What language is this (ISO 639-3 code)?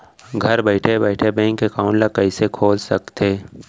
hne